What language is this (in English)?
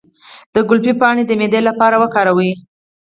Pashto